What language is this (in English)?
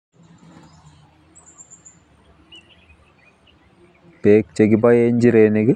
Kalenjin